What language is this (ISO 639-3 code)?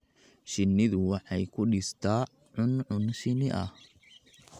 som